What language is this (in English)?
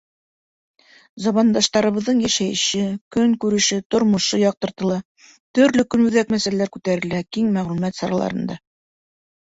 Bashkir